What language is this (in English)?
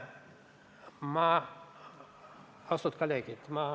Estonian